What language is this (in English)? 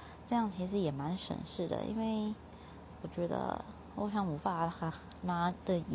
Chinese